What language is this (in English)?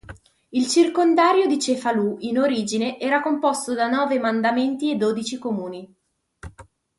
Italian